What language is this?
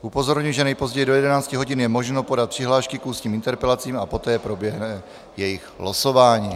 Czech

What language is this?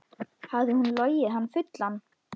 Icelandic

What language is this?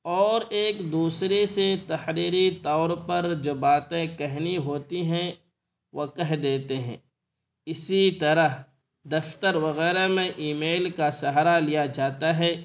Urdu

